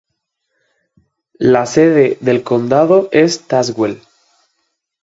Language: Spanish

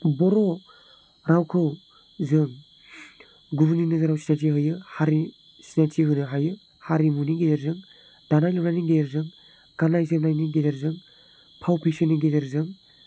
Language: Bodo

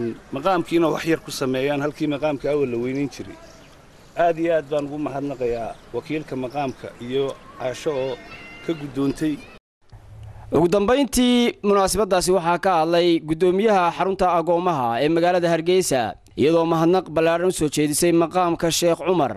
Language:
Arabic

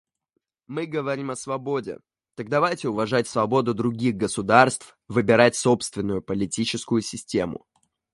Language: Russian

